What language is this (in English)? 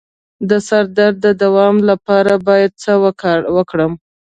Pashto